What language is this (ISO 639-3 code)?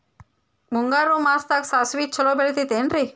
kan